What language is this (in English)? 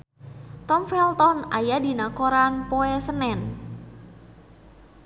Sundanese